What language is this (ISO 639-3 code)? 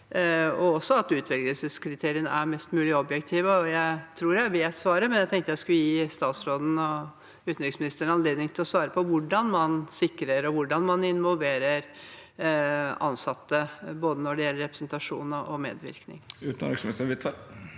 nor